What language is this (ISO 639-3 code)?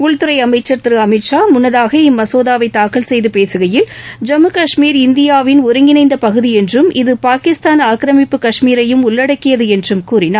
tam